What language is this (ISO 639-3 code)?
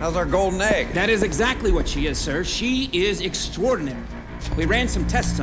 eng